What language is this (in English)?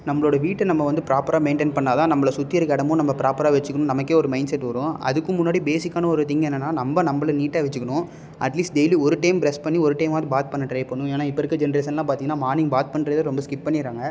Tamil